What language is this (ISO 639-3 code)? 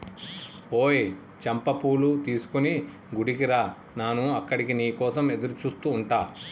tel